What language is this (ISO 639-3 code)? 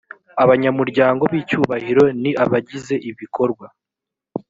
kin